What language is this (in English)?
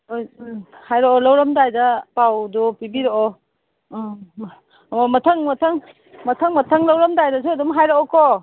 Manipuri